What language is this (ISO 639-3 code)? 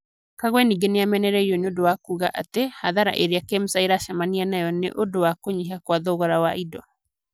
kik